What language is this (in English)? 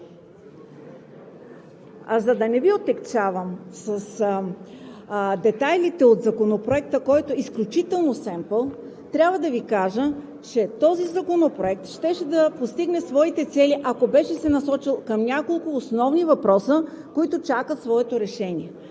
Bulgarian